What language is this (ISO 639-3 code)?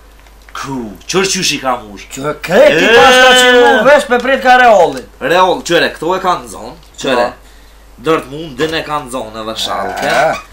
ron